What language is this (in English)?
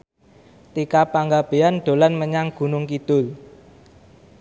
Javanese